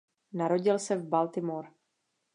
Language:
Czech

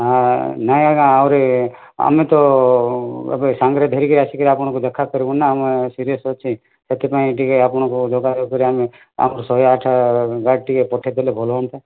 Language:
Odia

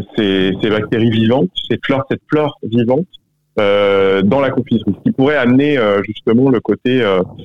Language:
French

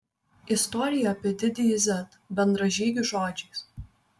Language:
Lithuanian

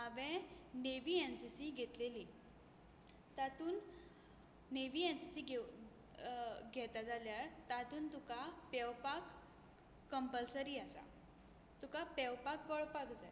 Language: Konkani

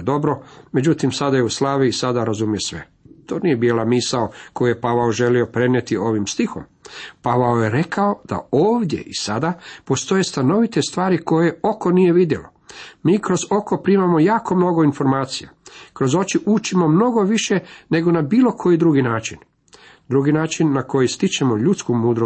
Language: Croatian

